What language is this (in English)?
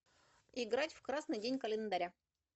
Russian